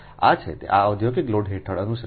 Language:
Gujarati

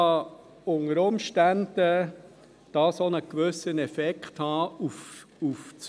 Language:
Swiss German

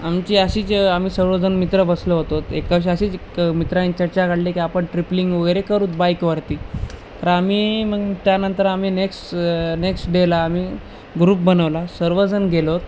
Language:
Marathi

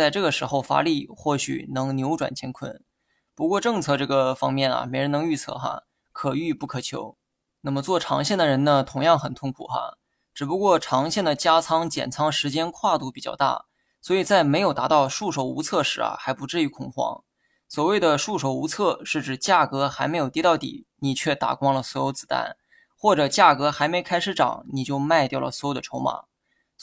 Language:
Chinese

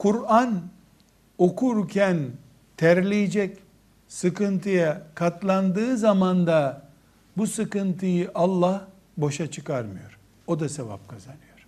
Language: Turkish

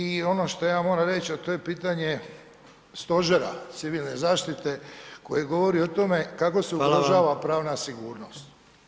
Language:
Croatian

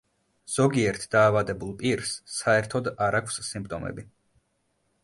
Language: Georgian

